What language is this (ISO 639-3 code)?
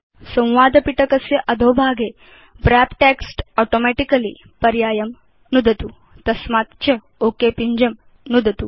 san